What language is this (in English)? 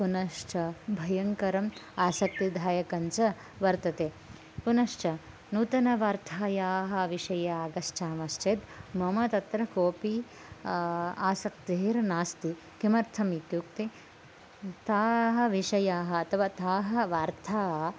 Sanskrit